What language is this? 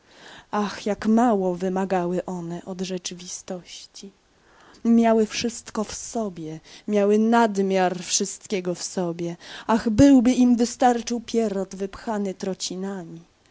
Polish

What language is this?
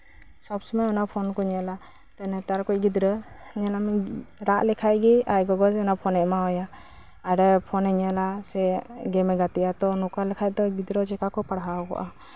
Santali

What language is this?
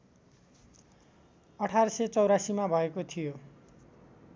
Nepali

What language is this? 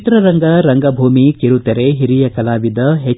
Kannada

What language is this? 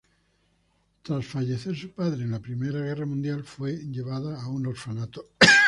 Spanish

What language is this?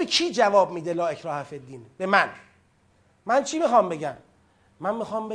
Persian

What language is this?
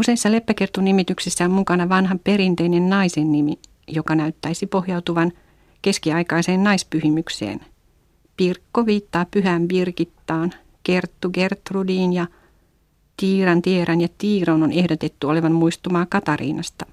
Finnish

